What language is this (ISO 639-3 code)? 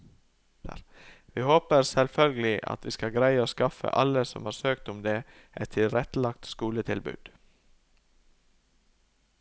nor